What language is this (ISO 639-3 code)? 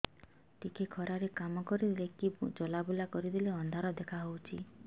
ori